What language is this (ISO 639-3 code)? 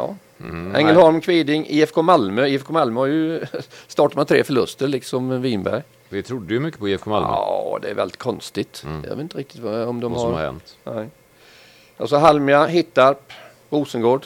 swe